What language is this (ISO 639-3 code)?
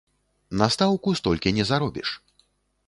bel